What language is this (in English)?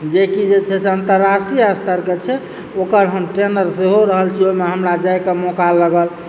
Maithili